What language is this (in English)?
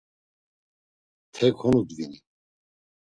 Laz